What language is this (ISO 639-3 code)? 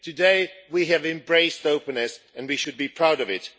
eng